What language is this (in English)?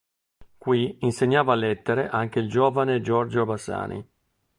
Italian